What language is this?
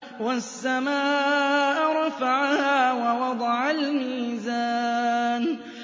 Arabic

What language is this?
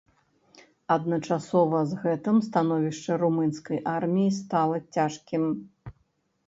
Belarusian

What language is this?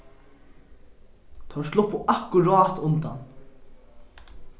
Faroese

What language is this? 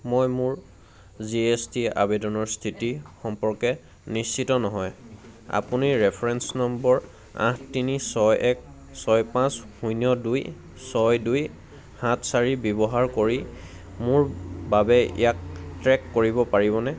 Assamese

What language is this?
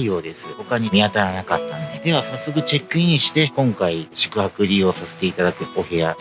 Japanese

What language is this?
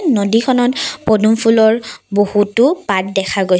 Assamese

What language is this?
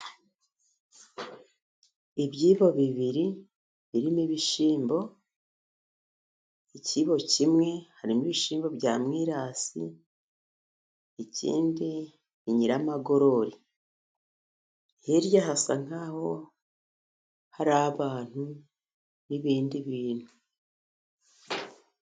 Kinyarwanda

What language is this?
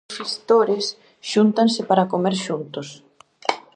Galician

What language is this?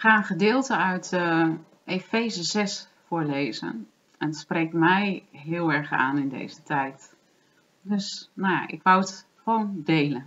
Dutch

